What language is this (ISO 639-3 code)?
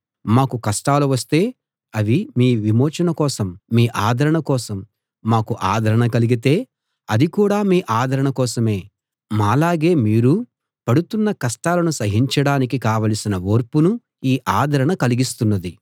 tel